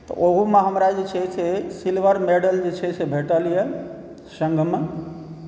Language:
Maithili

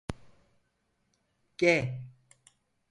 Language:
Turkish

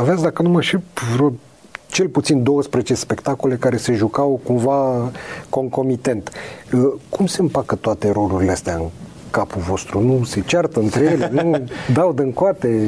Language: Romanian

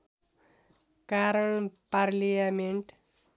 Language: Nepali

